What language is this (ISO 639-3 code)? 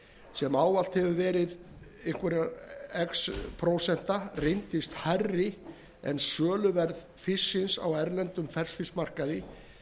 isl